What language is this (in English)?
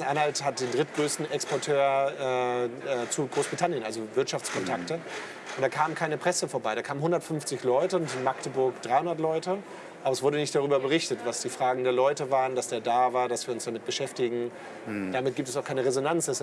German